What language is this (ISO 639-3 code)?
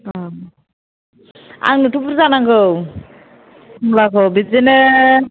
brx